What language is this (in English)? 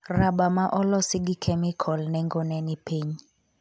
Luo (Kenya and Tanzania)